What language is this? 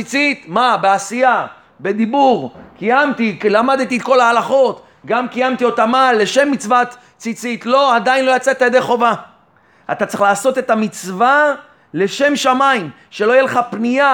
Hebrew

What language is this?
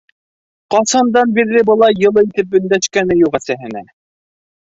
Bashkir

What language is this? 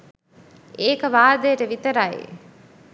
Sinhala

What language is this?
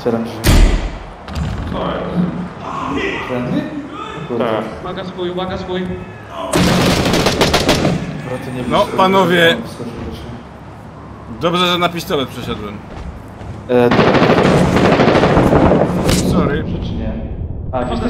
Polish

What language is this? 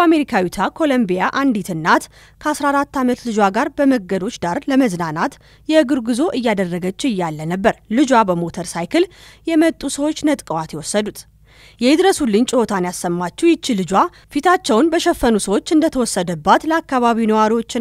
Arabic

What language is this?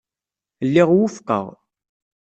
Kabyle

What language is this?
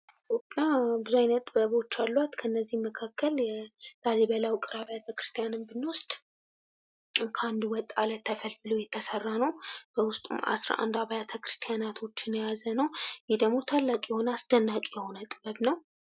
Amharic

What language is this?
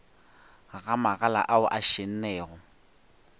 Northern Sotho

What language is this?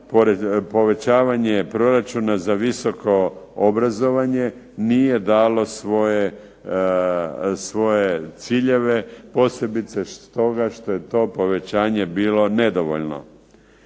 Croatian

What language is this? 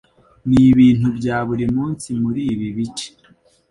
Kinyarwanda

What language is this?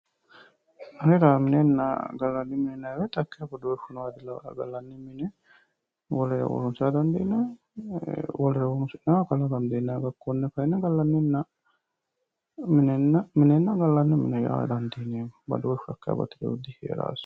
Sidamo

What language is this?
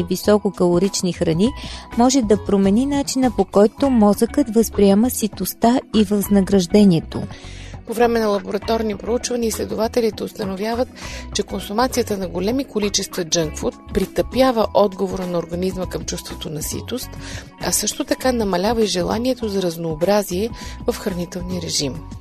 Bulgarian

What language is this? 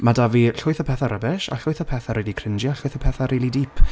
Welsh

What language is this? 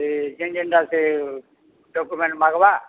Odia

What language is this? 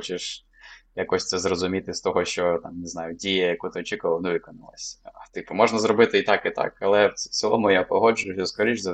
Ukrainian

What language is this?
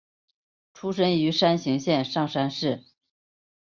Chinese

